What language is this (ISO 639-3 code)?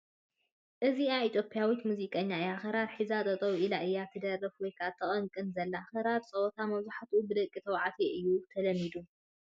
tir